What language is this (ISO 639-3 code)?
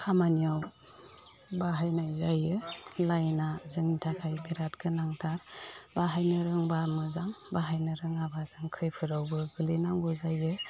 brx